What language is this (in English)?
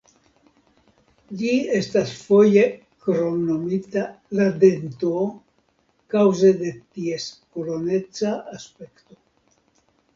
Esperanto